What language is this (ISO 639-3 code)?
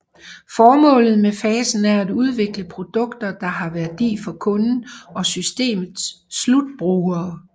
dan